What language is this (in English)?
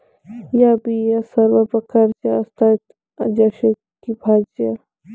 Marathi